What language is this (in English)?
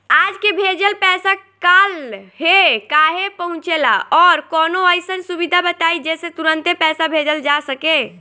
Bhojpuri